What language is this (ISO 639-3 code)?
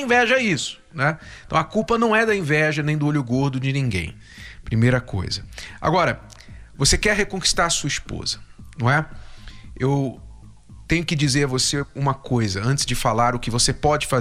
por